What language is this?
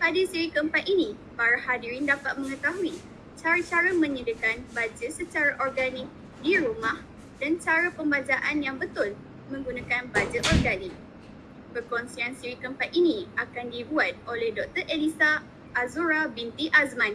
Malay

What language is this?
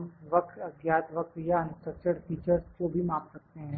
Hindi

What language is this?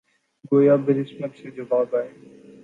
Urdu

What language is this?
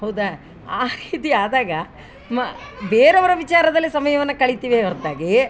Kannada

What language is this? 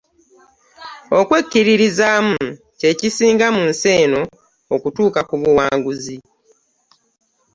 Ganda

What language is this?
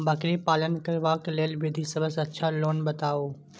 Maithili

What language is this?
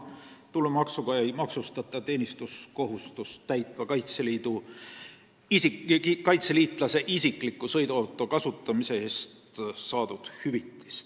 Estonian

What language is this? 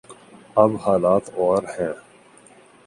Urdu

